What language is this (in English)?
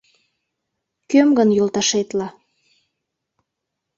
Mari